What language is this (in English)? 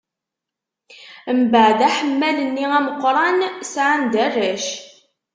Kabyle